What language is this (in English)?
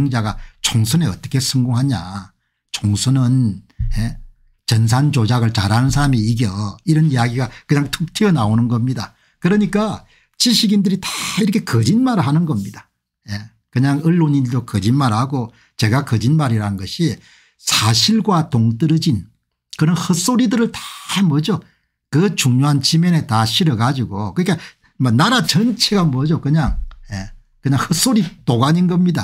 Korean